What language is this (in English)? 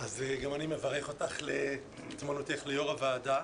Hebrew